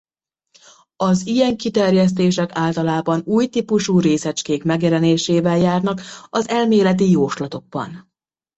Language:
Hungarian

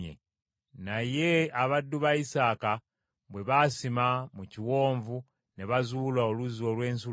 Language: Ganda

